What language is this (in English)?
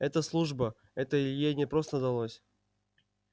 Russian